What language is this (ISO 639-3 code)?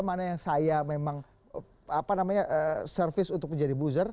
ind